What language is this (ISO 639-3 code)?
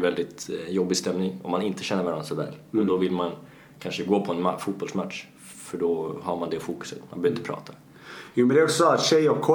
swe